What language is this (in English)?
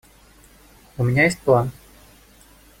Russian